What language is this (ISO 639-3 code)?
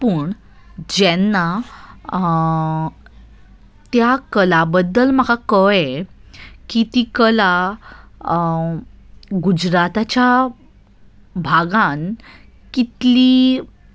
kok